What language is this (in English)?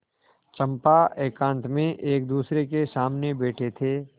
Hindi